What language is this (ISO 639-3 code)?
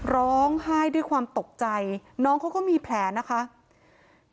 tha